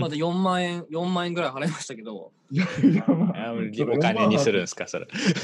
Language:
Japanese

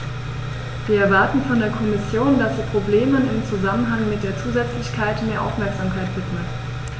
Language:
German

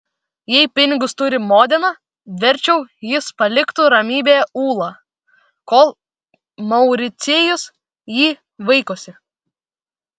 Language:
Lithuanian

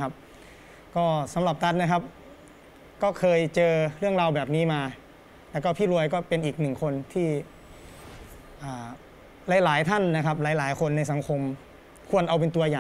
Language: Thai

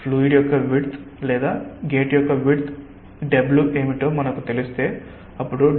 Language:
Telugu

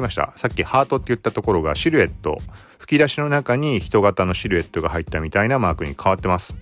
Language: Japanese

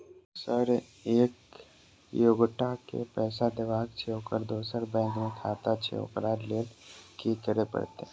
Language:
Maithili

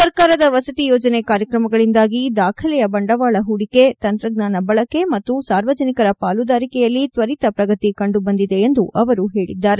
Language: Kannada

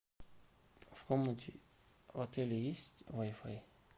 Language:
Russian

